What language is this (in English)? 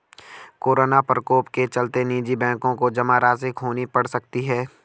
Hindi